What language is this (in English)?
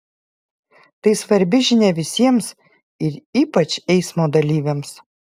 Lithuanian